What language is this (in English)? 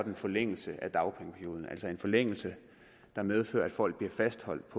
Danish